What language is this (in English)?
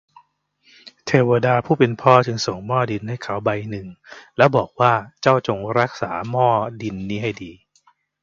Thai